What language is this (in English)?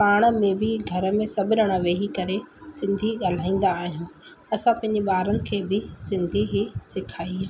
Sindhi